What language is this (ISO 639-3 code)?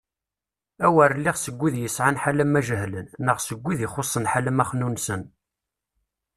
kab